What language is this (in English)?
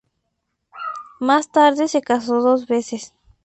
Spanish